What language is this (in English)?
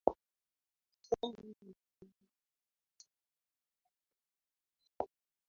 Swahili